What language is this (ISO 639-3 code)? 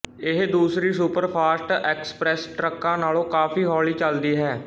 pan